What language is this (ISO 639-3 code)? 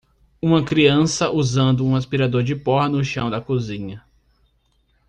por